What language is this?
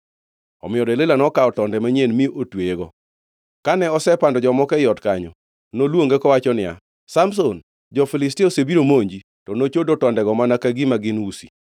Luo (Kenya and Tanzania)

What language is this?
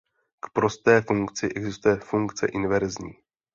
Czech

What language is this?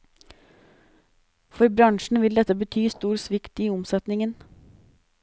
Norwegian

